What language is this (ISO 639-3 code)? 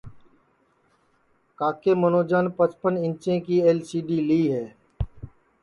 ssi